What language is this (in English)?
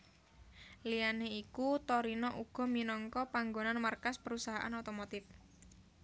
Javanese